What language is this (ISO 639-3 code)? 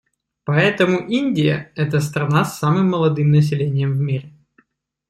rus